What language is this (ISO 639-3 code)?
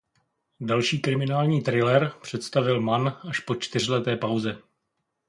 ces